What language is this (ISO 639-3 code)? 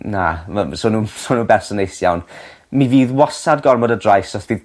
cym